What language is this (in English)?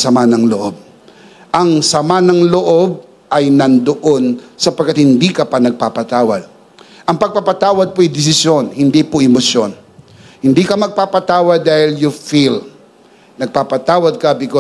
Filipino